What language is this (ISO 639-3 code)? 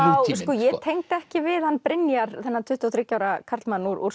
isl